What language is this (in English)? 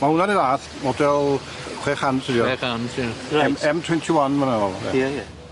Welsh